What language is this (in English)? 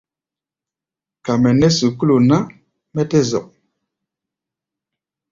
Gbaya